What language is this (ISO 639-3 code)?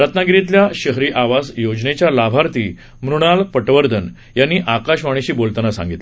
mar